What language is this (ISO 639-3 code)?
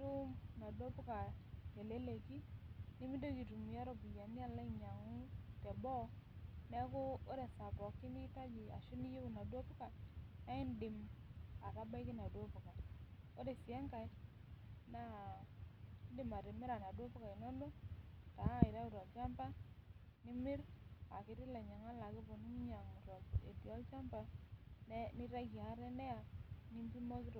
mas